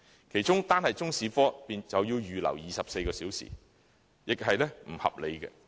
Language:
Cantonese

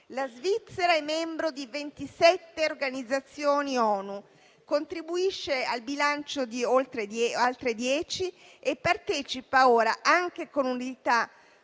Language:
Italian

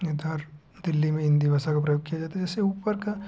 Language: Hindi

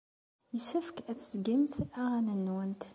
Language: Kabyle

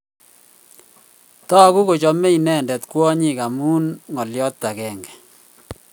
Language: Kalenjin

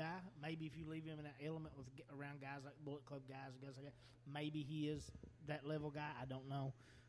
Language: English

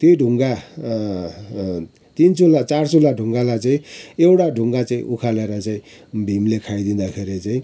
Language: Nepali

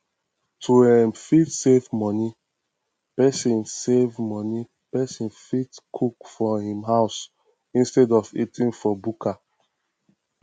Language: Nigerian Pidgin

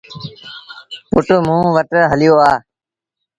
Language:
Sindhi Bhil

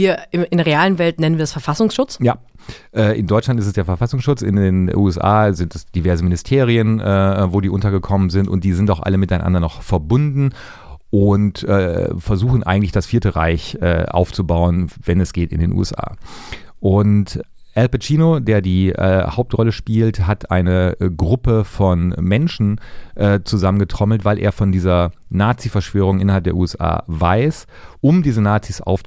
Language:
German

